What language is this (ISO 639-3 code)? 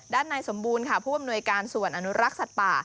tha